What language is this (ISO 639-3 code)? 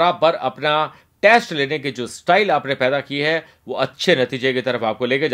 hin